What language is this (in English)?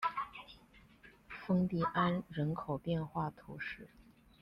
Chinese